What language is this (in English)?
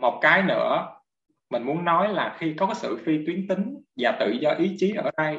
Vietnamese